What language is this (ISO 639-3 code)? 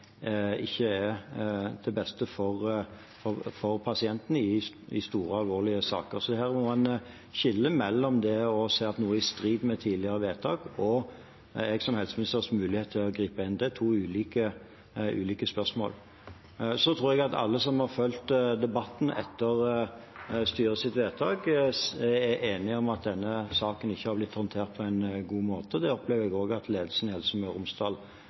nob